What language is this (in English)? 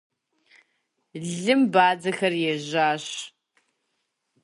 Kabardian